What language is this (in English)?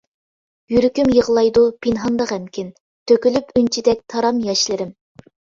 Uyghur